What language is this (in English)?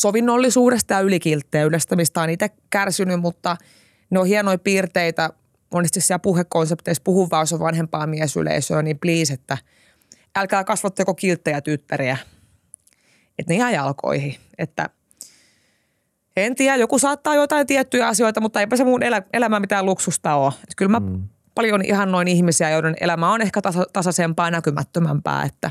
Finnish